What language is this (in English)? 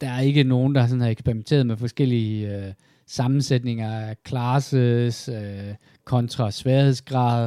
Danish